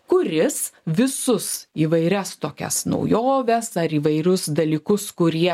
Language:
Lithuanian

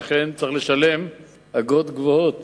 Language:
Hebrew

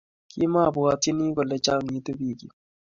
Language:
Kalenjin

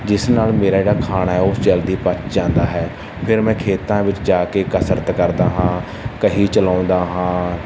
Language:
Punjabi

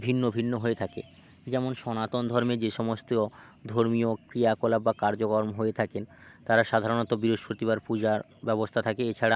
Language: Bangla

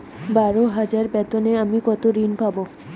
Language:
Bangla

